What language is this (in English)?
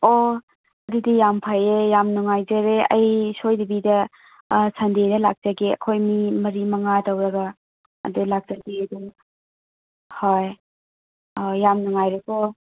Manipuri